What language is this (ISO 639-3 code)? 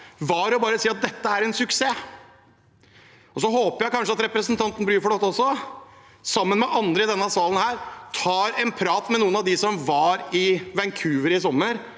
nor